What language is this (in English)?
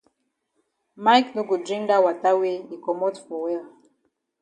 Cameroon Pidgin